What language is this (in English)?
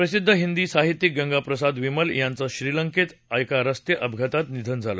Marathi